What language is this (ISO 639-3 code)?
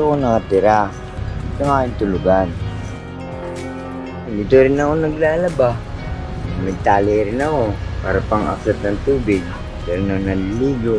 fil